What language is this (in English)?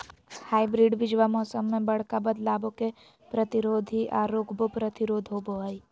Magahi